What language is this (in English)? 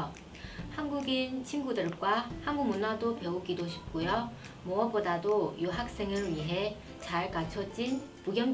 Korean